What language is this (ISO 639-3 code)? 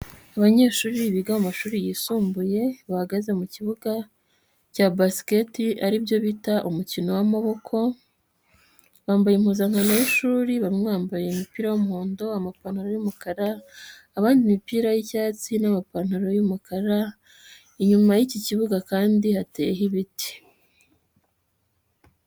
kin